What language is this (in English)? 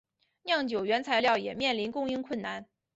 Chinese